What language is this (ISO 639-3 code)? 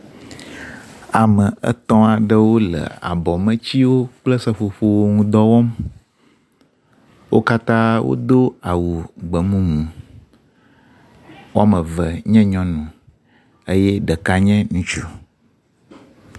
ewe